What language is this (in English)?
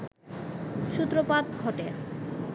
Bangla